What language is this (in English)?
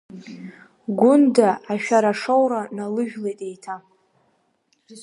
Abkhazian